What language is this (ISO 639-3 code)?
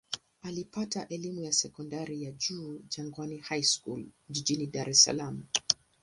swa